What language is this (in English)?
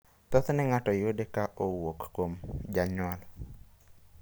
Luo (Kenya and Tanzania)